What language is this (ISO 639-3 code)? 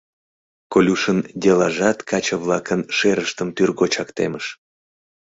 chm